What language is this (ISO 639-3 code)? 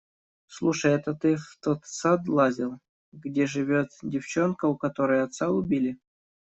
rus